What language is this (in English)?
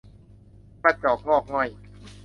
Thai